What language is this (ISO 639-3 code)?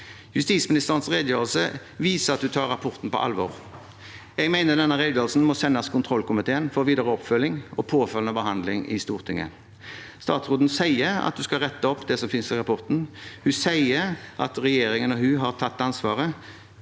nor